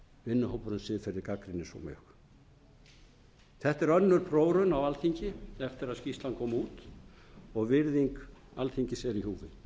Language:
Icelandic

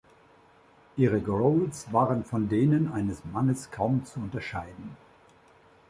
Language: German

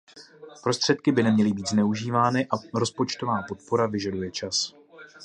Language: Czech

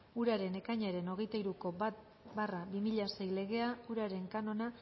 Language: Basque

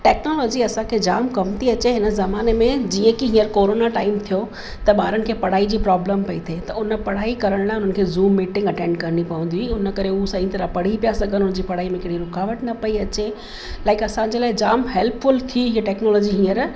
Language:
Sindhi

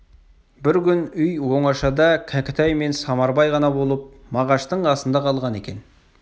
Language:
Kazakh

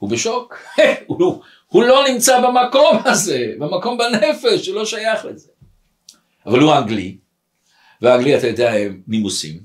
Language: Hebrew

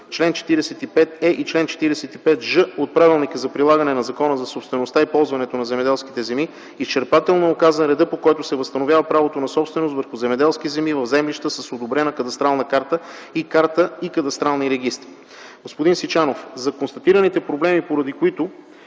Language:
Bulgarian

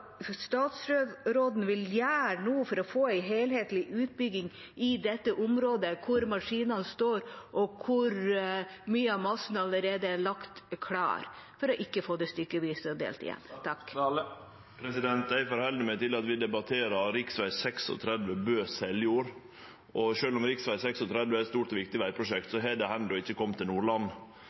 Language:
Norwegian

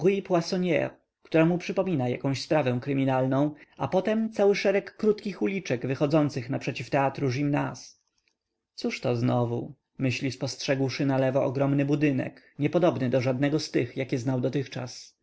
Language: Polish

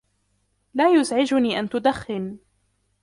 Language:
Arabic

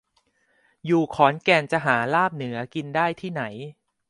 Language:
Thai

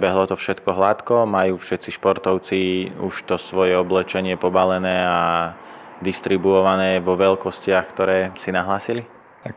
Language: Slovak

